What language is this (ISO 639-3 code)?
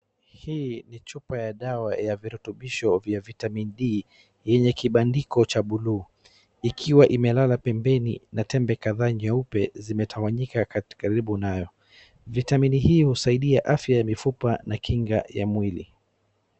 swa